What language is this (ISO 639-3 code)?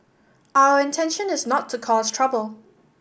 eng